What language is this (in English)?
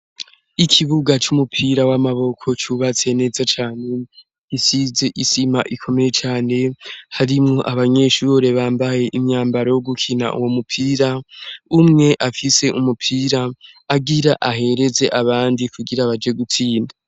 Rundi